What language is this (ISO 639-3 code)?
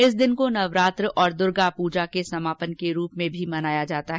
hin